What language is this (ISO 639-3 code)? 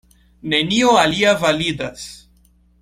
epo